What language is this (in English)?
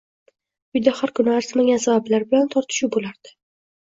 Uzbek